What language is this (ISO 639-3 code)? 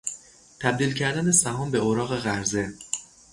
fas